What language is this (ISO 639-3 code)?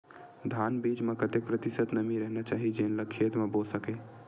hne